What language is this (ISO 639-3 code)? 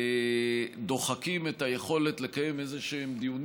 heb